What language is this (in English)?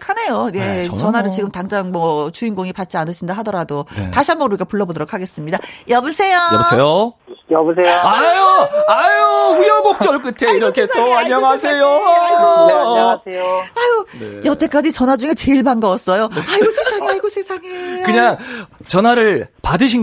Korean